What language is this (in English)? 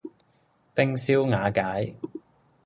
Cantonese